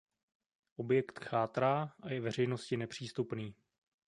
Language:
Czech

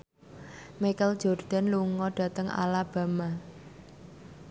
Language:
Javanese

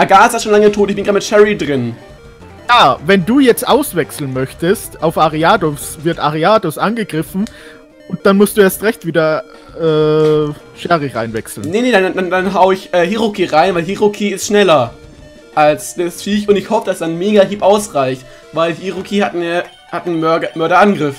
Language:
German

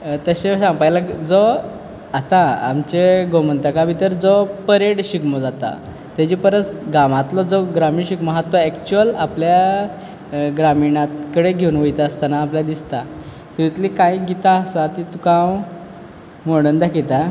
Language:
Konkani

